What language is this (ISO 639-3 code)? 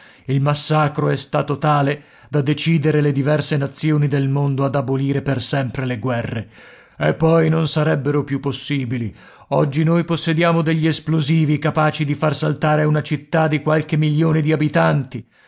ita